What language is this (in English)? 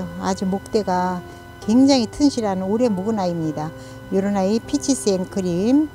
Korean